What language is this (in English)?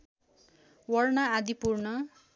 Nepali